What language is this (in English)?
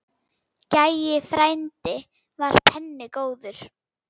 Icelandic